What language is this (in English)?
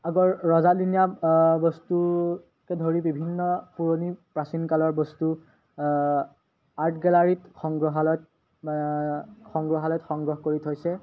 Assamese